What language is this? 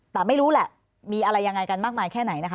Thai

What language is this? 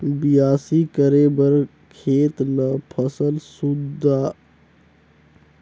Chhattisgarhi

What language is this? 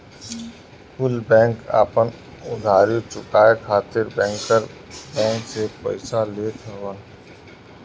Bhojpuri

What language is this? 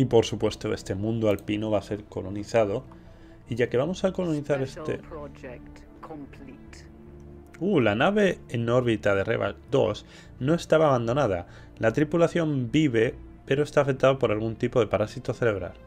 Spanish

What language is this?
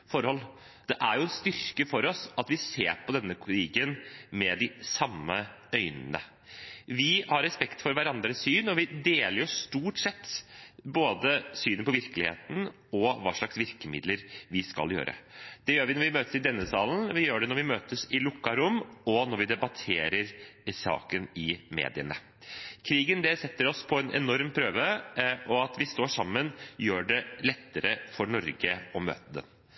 Norwegian Bokmål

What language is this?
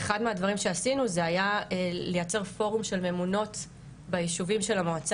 Hebrew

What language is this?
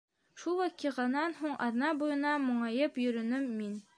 Bashkir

